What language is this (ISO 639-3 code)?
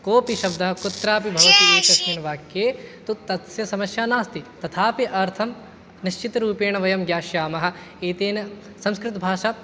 san